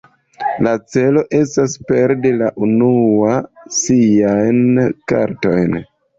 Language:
Esperanto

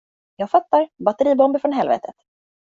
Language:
Swedish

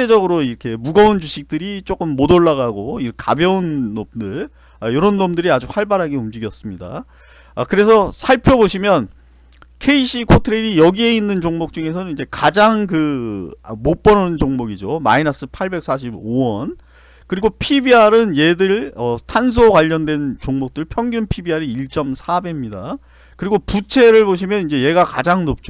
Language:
Korean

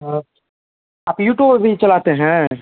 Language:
Hindi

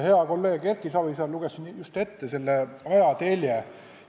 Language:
Estonian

